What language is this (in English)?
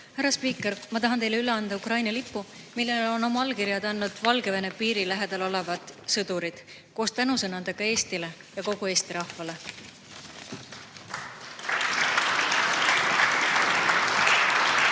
Estonian